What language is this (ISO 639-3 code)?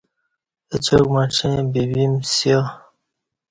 bsh